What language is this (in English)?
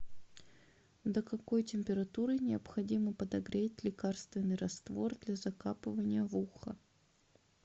Russian